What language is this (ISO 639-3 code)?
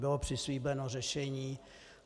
ces